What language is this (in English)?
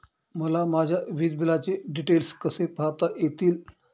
Marathi